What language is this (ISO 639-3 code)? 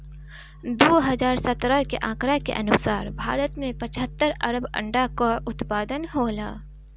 bho